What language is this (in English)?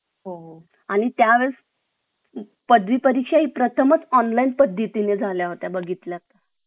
Marathi